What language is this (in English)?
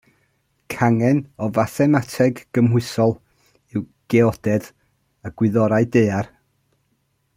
Welsh